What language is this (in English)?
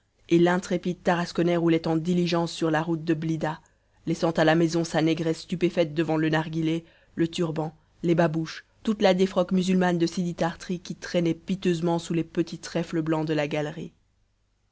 French